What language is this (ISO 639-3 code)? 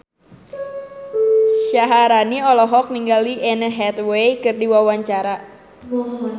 sun